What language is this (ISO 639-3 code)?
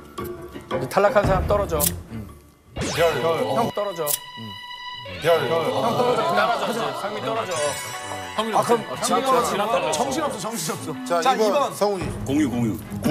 kor